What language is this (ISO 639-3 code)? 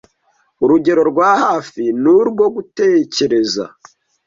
kin